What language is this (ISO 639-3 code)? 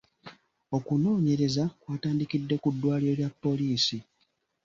lug